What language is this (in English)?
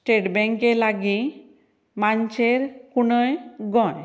Konkani